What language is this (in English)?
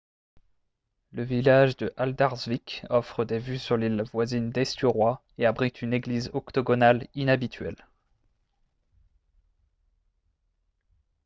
French